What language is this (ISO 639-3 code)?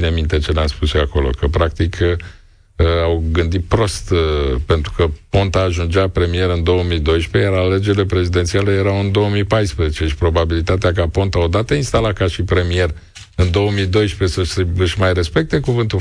ron